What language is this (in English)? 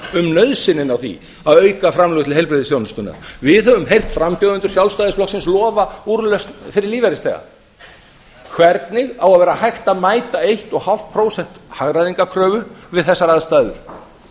Icelandic